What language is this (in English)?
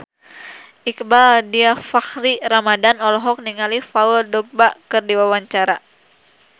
Sundanese